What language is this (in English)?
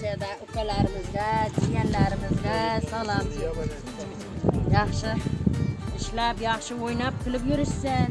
Turkish